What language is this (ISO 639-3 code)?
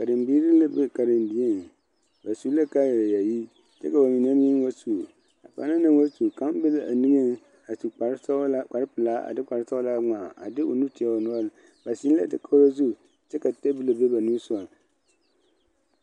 dga